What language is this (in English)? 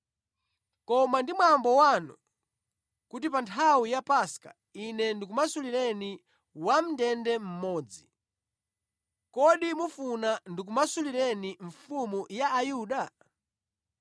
Nyanja